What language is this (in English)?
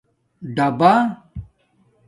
Domaaki